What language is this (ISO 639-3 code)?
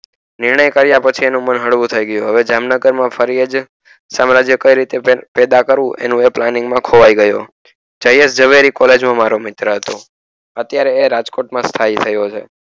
guj